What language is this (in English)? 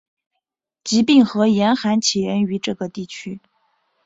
Chinese